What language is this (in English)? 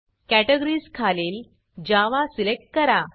Marathi